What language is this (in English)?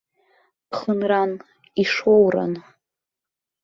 Abkhazian